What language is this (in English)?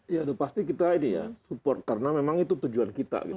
Indonesian